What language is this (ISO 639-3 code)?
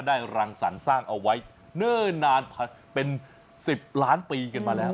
tha